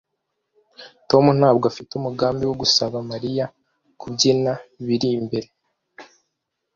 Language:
Kinyarwanda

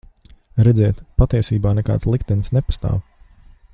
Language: Latvian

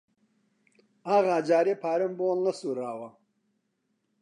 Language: Central Kurdish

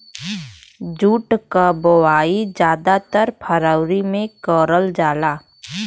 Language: Bhojpuri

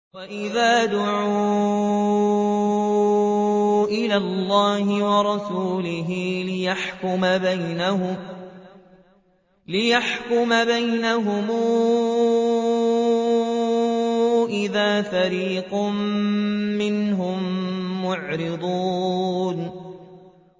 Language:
Arabic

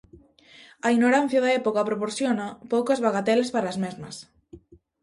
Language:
Galician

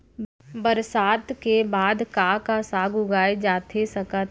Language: Chhattisgarhi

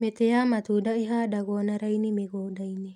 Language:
Kikuyu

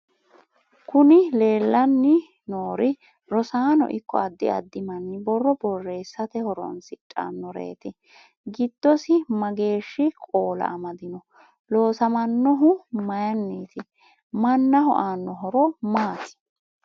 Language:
Sidamo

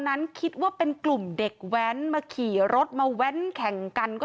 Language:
Thai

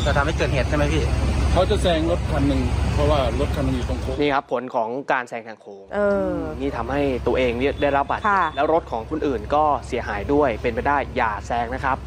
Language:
Thai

